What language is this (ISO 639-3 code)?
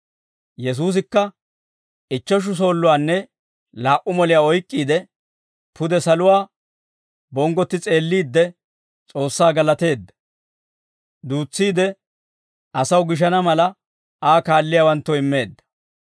dwr